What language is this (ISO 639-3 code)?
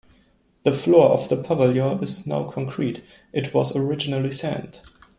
eng